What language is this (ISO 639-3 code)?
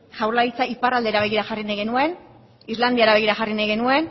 eus